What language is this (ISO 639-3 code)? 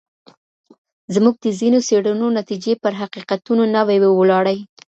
pus